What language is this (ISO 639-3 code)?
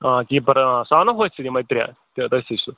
kas